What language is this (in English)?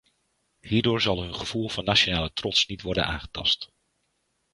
Dutch